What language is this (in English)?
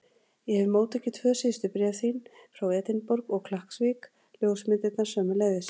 Icelandic